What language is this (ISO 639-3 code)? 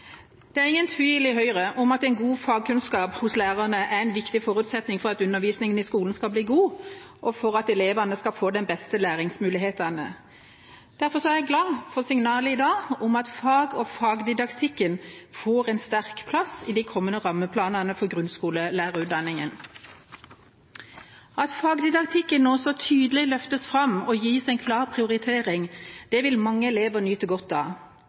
nob